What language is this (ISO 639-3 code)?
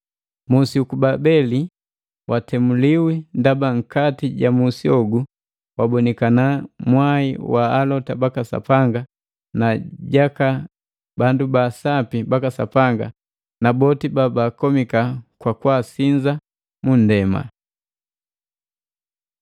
mgv